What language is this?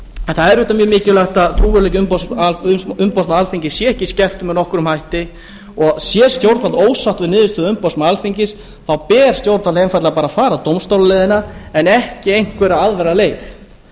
Icelandic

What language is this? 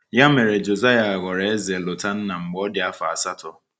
Igbo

